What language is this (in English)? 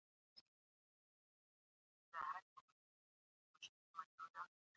Pashto